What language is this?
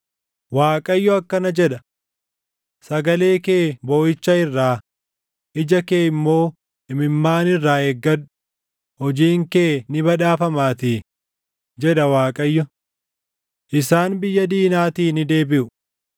Oromo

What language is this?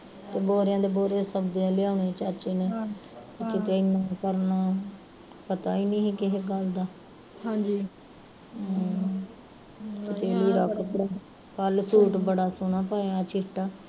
Punjabi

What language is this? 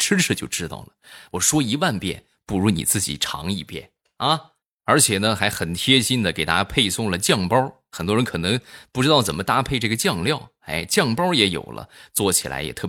Chinese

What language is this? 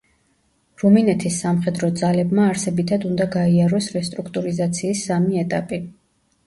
Georgian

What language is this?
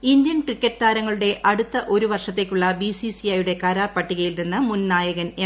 Malayalam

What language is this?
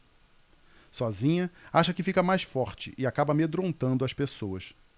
Portuguese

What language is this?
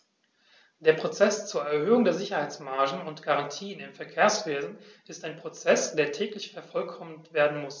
German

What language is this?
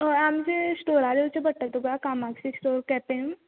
Konkani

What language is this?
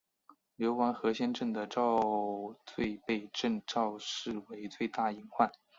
Chinese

